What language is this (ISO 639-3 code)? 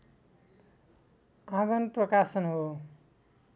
nep